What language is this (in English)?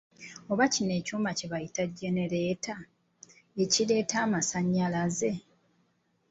Ganda